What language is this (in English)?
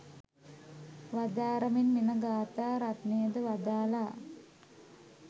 Sinhala